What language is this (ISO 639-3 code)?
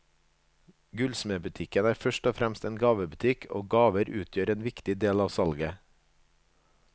nor